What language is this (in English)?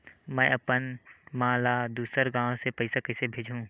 Chhattisgarhi